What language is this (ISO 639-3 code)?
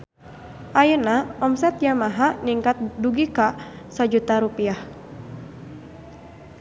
sun